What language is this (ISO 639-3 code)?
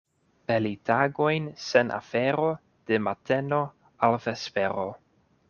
epo